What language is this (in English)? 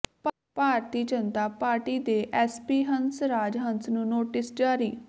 Punjabi